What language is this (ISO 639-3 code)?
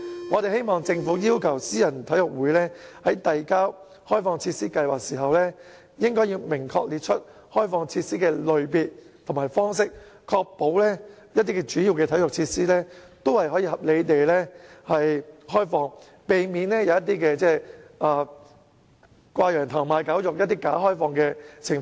yue